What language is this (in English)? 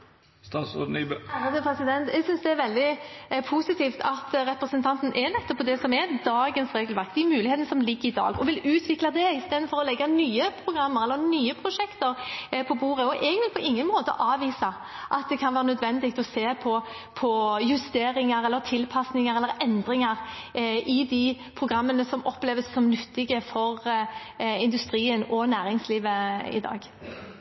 Norwegian Bokmål